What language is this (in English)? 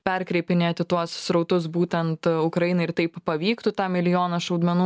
Lithuanian